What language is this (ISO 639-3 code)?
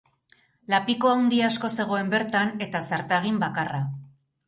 eus